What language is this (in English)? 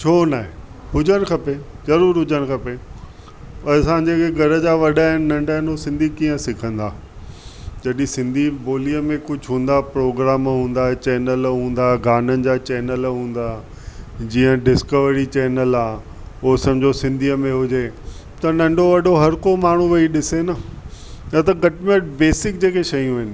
Sindhi